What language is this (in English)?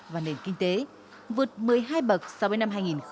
Vietnamese